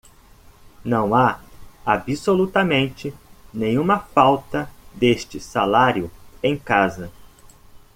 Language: Portuguese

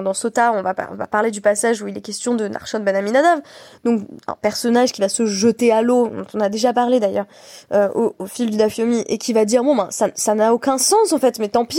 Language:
French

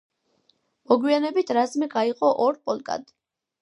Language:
Georgian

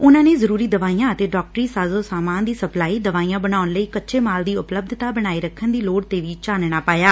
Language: Punjabi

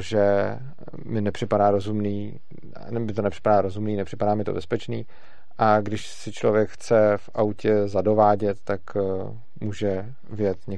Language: Czech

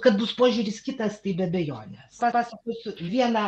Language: Lithuanian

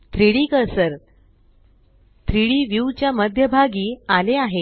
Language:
Marathi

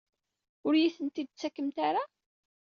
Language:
Kabyle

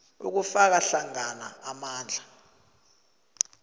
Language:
South Ndebele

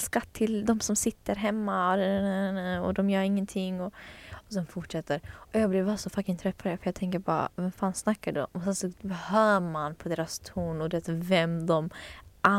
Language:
Swedish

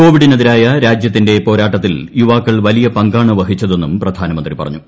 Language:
Malayalam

